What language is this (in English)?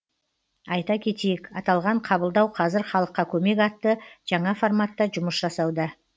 Kazakh